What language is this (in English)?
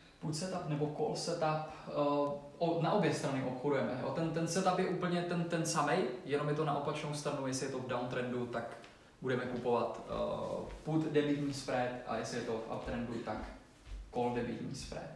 Czech